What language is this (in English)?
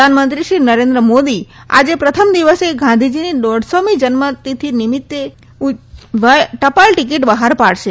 Gujarati